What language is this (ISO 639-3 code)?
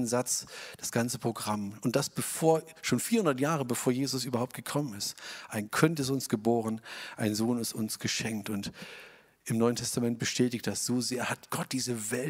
deu